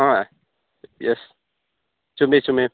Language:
Manipuri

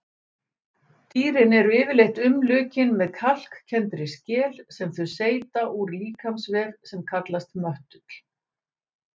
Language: Icelandic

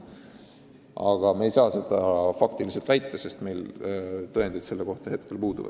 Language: Estonian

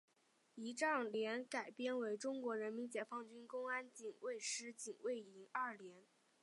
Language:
Chinese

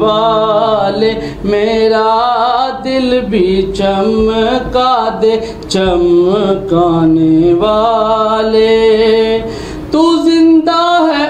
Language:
Arabic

